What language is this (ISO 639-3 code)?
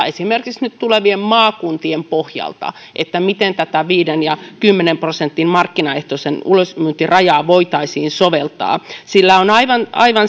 fin